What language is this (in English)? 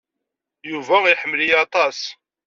Kabyle